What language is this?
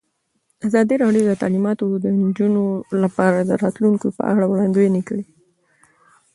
Pashto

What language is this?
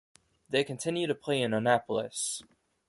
English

